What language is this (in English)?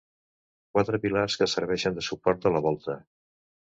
Catalan